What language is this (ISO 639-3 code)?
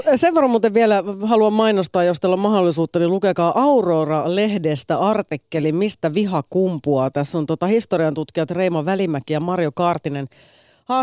fin